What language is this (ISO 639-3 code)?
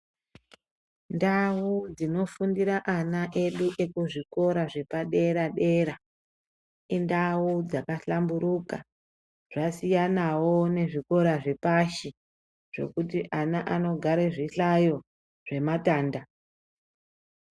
ndc